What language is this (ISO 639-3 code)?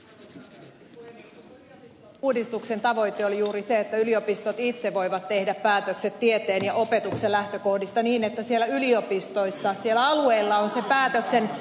fin